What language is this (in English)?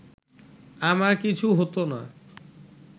Bangla